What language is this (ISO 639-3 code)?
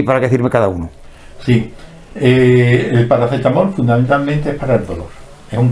spa